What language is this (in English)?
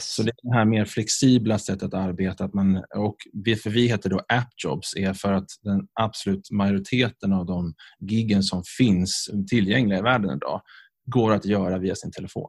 Swedish